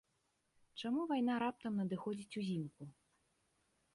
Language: Belarusian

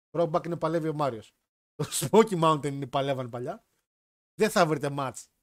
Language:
Greek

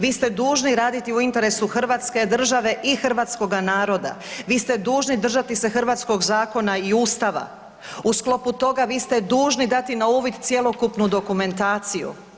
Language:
Croatian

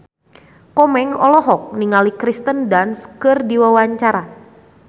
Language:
Sundanese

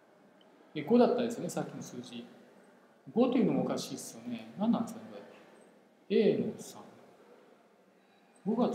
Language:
Japanese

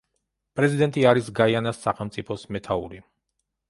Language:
Georgian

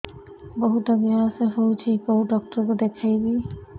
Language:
Odia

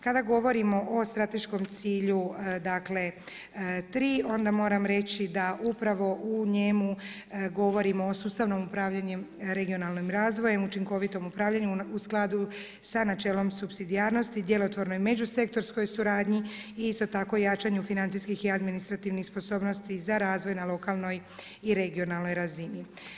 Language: Croatian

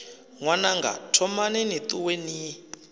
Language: Venda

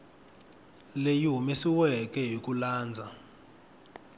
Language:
Tsonga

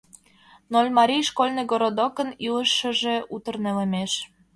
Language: Mari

